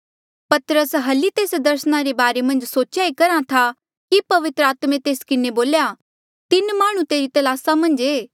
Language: Mandeali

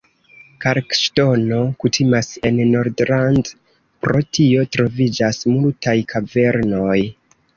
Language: Esperanto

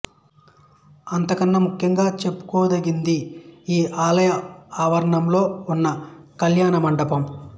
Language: Telugu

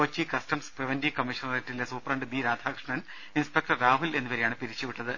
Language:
Malayalam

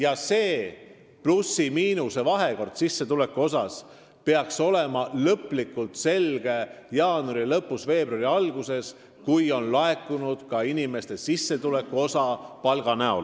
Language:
Estonian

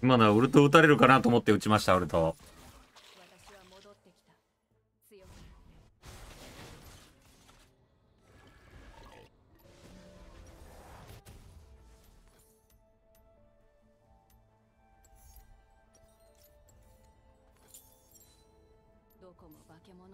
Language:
Japanese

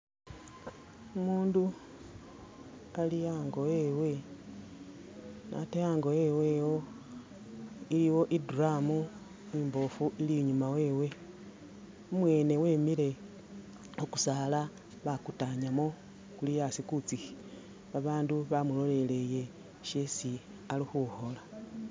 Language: Masaaba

